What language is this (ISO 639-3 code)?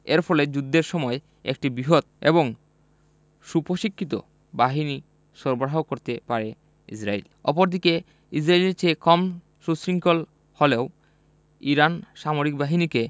ben